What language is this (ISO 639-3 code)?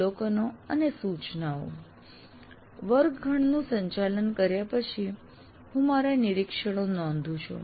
guj